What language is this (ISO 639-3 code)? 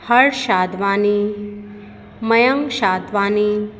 snd